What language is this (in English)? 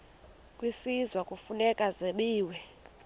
Xhosa